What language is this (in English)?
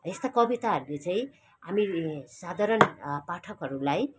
Nepali